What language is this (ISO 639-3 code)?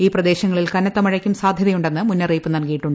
mal